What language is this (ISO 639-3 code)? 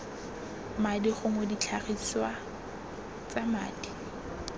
tsn